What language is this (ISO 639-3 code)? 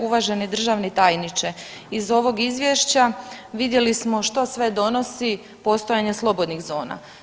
hrv